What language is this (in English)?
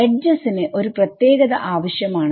Malayalam